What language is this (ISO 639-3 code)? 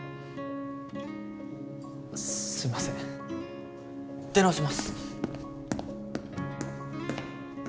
jpn